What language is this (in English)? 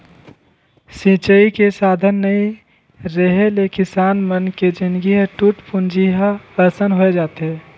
Chhattisgarhi